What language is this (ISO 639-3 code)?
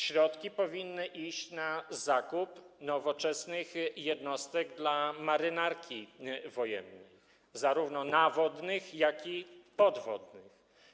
pol